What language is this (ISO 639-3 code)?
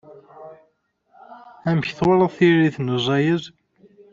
kab